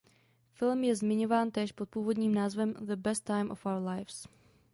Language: Czech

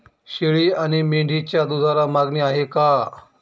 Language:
Marathi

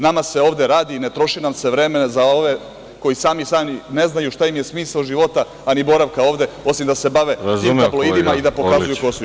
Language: Serbian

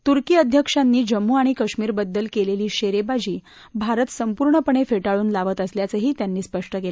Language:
Marathi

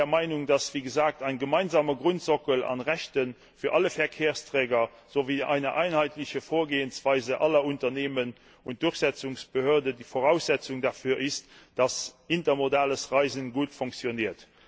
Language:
German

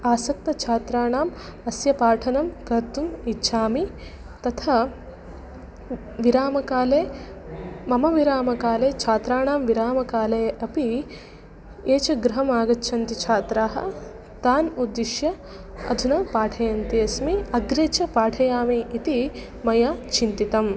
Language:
Sanskrit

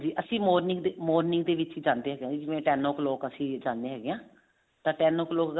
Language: Punjabi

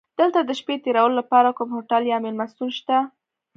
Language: Pashto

